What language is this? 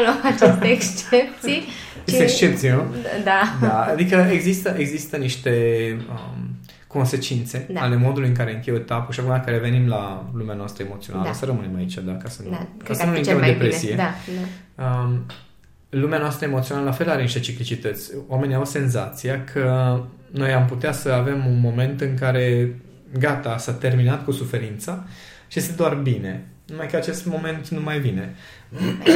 Romanian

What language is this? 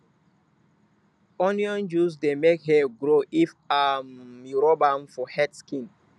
Nigerian Pidgin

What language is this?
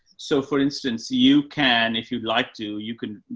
English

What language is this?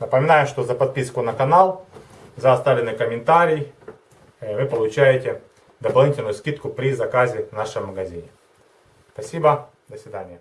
Russian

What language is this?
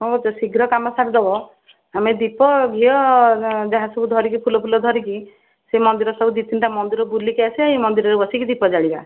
Odia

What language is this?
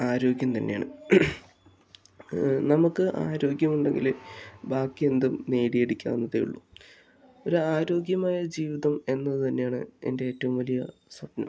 Malayalam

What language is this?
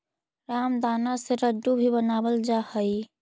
Magahi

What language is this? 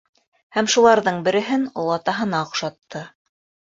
Bashkir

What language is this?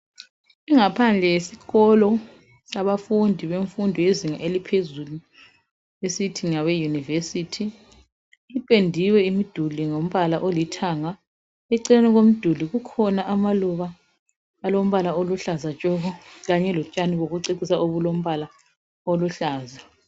North Ndebele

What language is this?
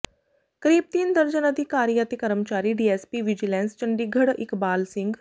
Punjabi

